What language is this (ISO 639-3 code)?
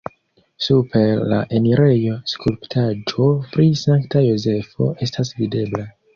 epo